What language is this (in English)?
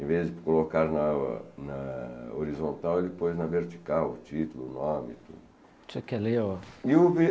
Portuguese